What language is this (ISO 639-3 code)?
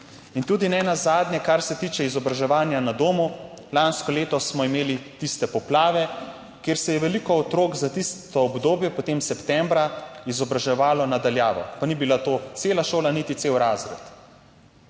slv